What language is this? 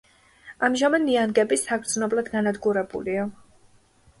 Georgian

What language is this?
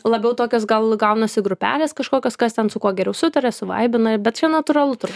Lithuanian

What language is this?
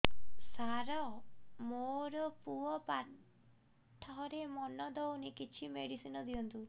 Odia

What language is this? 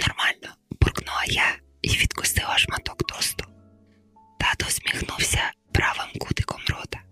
Ukrainian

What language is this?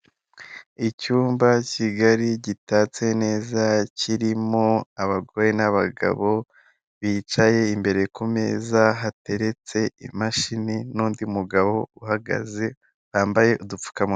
Kinyarwanda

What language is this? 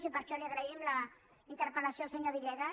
Catalan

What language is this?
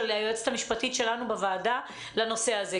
Hebrew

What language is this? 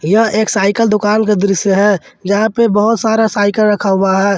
Hindi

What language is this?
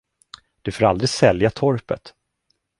Swedish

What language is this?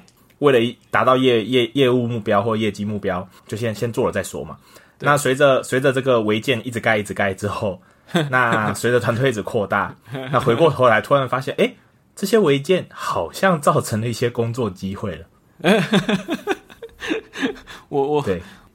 Chinese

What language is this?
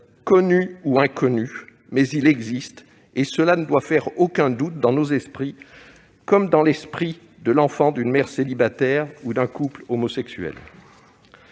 French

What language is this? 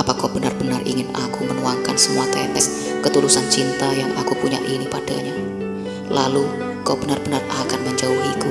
Indonesian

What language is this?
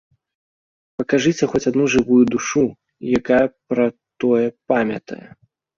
Belarusian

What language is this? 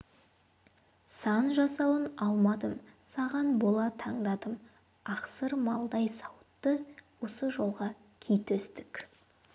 Kazakh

